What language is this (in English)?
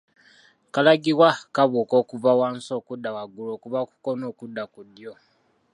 Ganda